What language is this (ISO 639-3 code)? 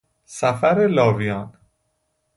fas